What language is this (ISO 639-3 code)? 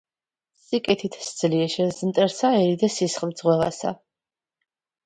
kat